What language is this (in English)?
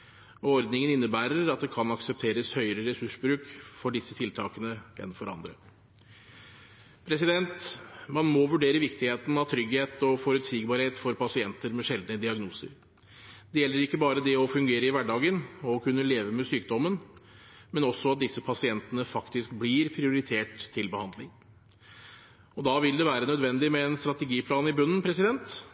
Norwegian Bokmål